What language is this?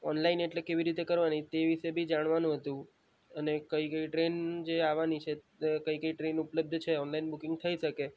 Gujarati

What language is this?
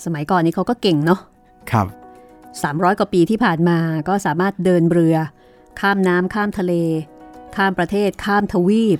Thai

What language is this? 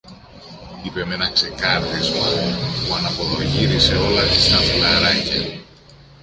Greek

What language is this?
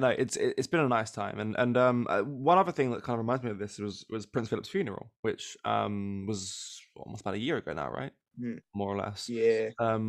English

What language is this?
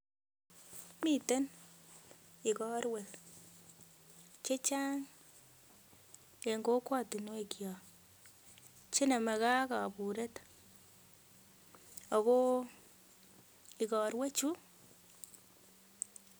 Kalenjin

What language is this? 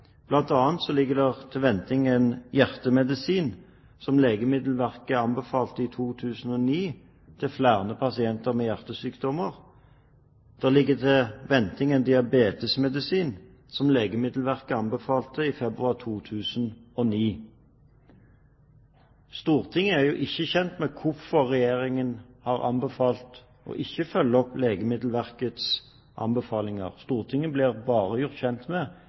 Norwegian Bokmål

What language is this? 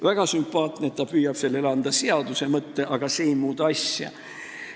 Estonian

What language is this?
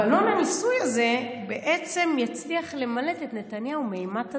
Hebrew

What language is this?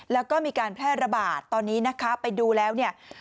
Thai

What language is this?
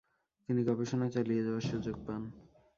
Bangla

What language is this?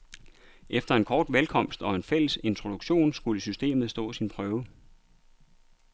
Danish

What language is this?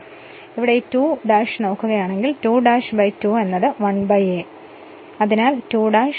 Malayalam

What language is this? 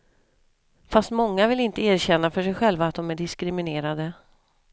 Swedish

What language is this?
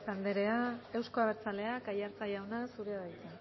Basque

